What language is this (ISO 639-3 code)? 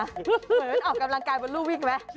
tha